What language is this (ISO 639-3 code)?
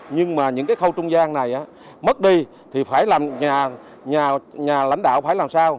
vie